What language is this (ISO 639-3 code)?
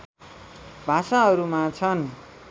nep